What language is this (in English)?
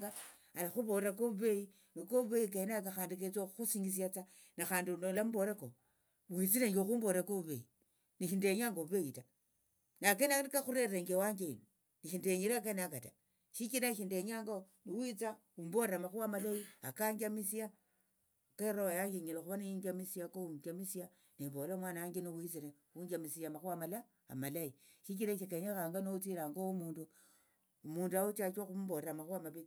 Tsotso